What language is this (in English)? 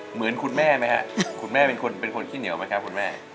Thai